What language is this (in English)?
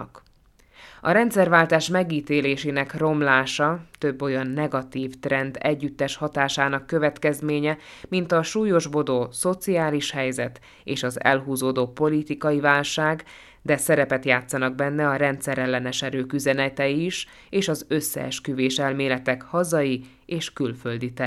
Hungarian